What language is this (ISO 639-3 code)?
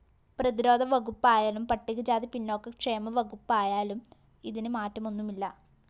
mal